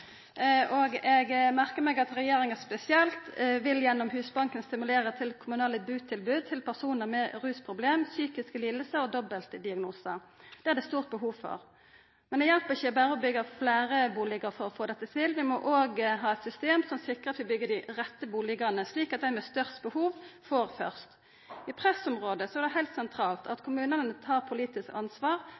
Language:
Norwegian Nynorsk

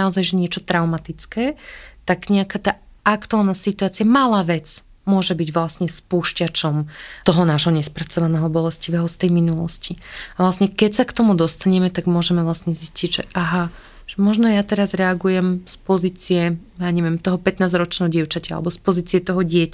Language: Slovak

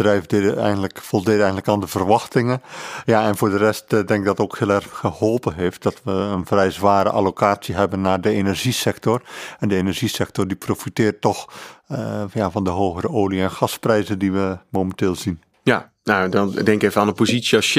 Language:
Dutch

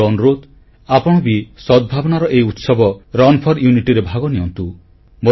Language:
Odia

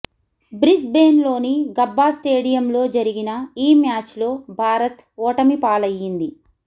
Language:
Telugu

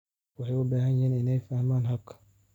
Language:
Somali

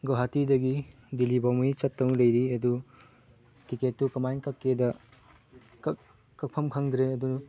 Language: Manipuri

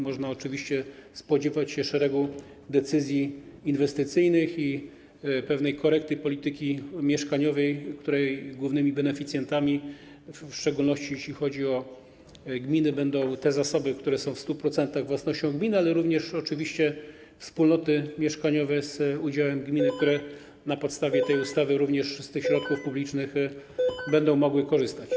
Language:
Polish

